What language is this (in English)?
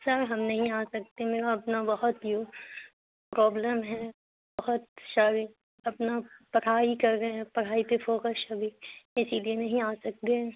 Urdu